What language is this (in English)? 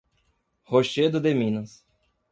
Portuguese